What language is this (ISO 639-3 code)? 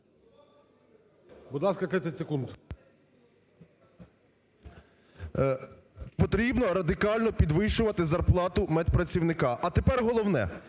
ukr